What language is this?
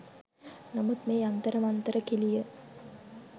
Sinhala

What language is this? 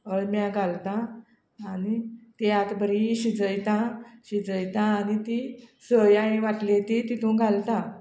Konkani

